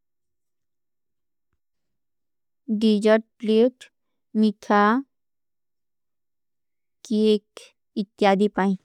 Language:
Kui (India)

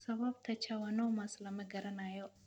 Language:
Somali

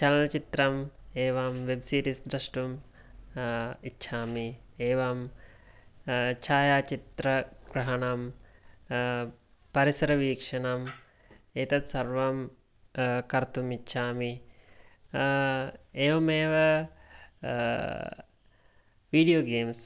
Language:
Sanskrit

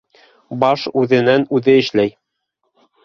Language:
Bashkir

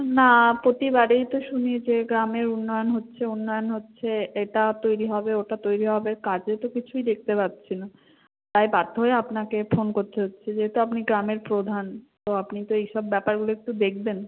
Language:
Bangla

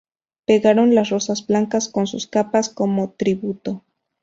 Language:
Spanish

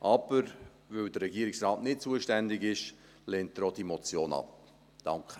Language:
Swiss German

